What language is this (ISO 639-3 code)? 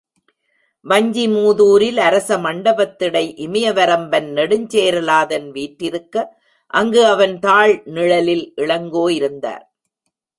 tam